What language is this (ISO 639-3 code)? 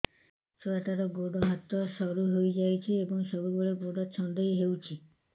ori